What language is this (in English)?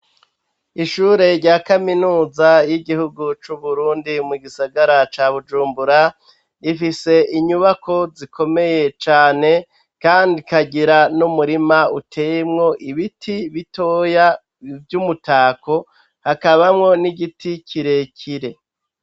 Rundi